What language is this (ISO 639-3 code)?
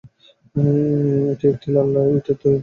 ben